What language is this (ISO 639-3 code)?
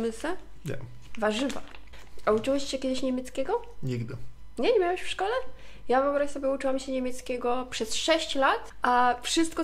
pol